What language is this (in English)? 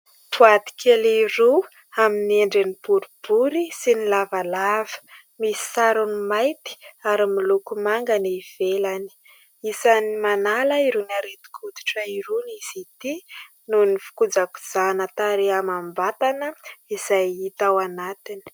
Malagasy